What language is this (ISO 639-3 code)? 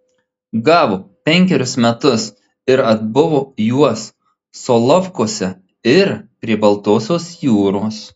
lit